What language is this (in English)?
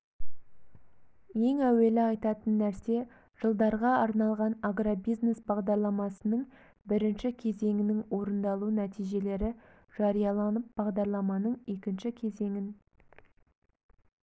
Kazakh